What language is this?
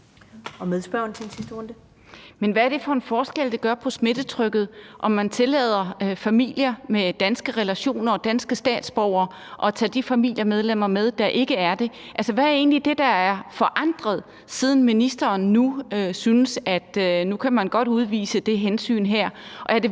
Danish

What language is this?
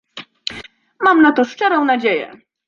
Polish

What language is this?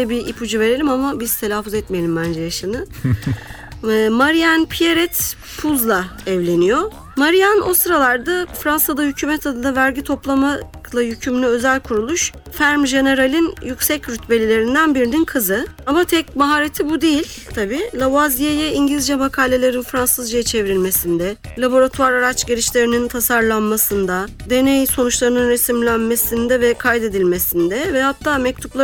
Turkish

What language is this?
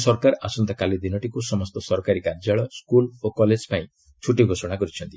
Odia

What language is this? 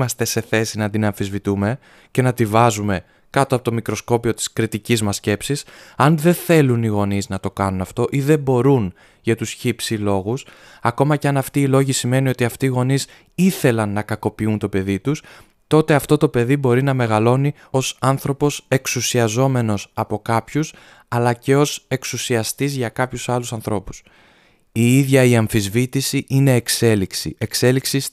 Greek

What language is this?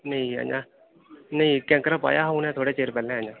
Dogri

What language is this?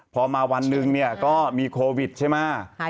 Thai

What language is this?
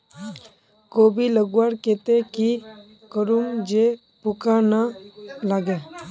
Magahi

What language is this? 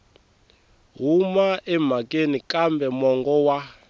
Tsonga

